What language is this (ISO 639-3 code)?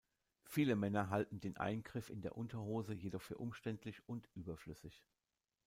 deu